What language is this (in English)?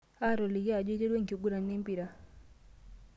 Masai